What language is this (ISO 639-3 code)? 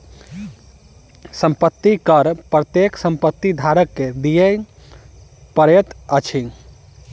mai